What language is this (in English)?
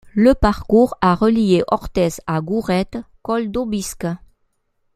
French